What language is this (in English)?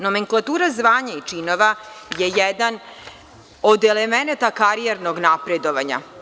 Serbian